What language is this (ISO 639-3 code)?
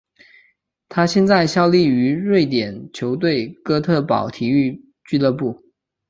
zho